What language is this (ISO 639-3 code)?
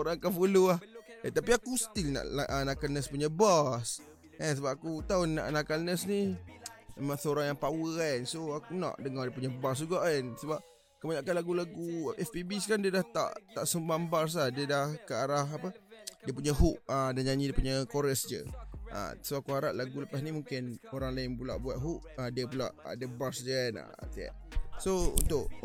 msa